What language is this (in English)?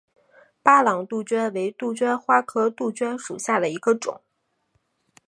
Chinese